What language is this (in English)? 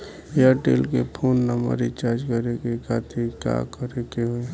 Bhojpuri